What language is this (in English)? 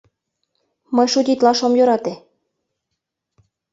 Mari